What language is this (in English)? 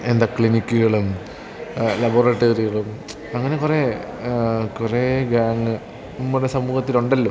Malayalam